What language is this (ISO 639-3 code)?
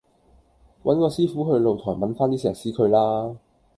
yue